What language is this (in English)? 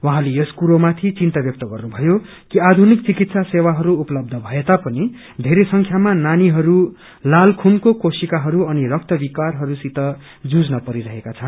Nepali